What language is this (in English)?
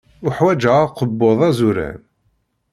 Kabyle